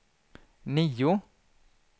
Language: Swedish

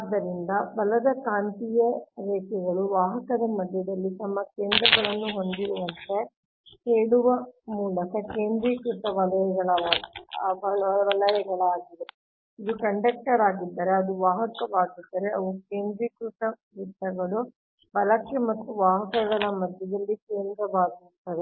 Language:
Kannada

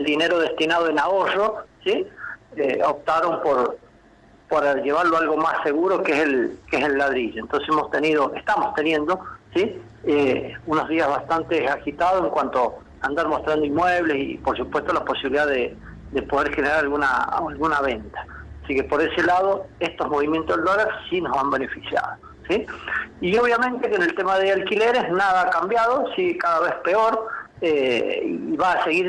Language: Spanish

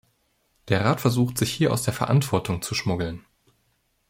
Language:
German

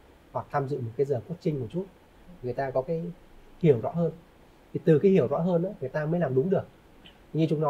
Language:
Vietnamese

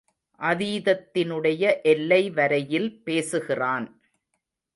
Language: Tamil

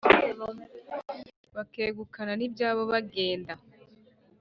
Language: Kinyarwanda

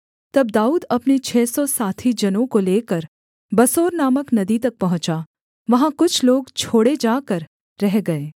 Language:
Hindi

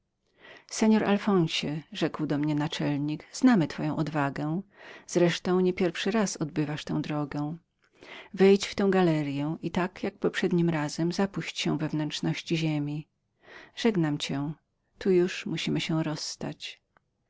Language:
Polish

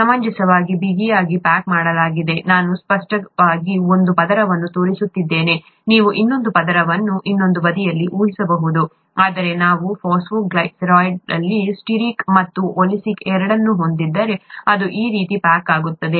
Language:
Kannada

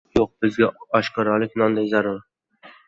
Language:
Uzbek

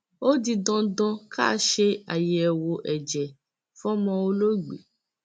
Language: Yoruba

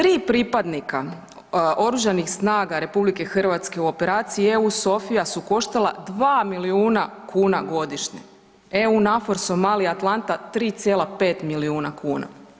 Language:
Croatian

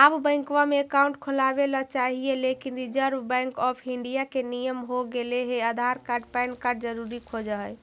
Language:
Magahi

